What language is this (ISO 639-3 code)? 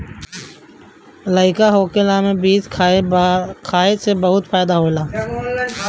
bho